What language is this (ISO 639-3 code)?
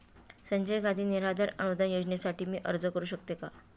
mar